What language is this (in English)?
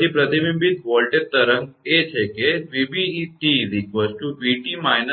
Gujarati